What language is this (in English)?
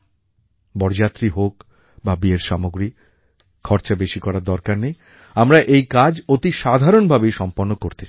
Bangla